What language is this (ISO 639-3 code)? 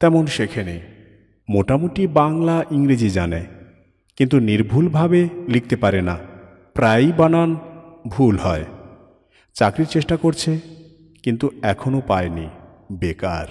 ben